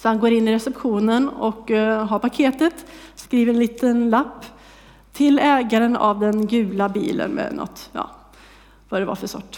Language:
Swedish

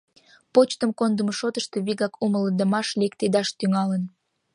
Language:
Mari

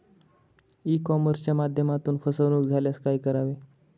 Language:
Marathi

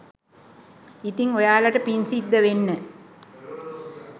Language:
Sinhala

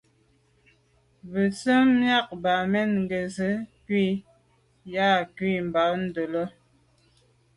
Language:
Medumba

